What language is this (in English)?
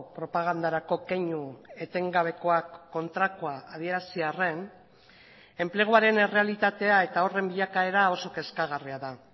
Basque